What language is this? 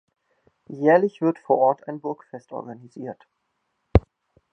German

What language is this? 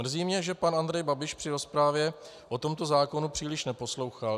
Czech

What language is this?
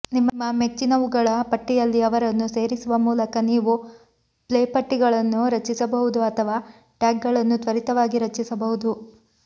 Kannada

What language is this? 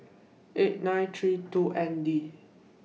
English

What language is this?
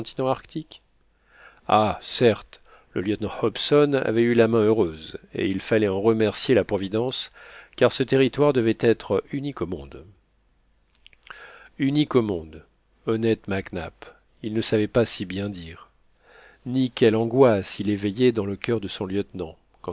French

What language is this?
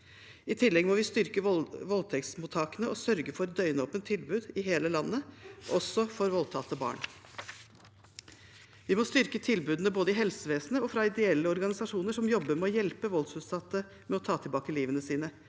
Norwegian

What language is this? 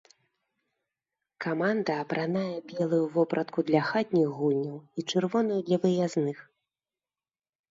Belarusian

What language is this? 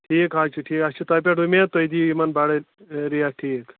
Kashmiri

